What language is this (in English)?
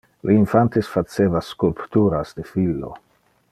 Interlingua